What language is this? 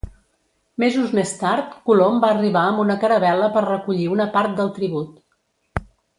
Catalan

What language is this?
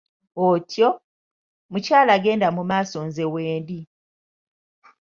Ganda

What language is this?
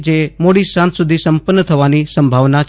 Gujarati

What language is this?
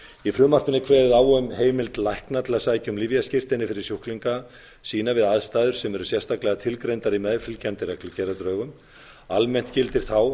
Icelandic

